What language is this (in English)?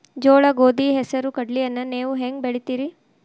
Kannada